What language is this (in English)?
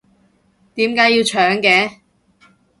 Cantonese